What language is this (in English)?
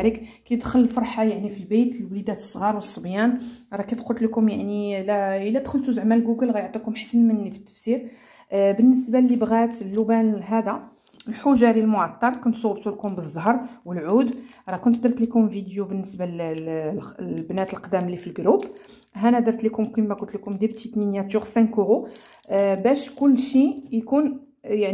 Arabic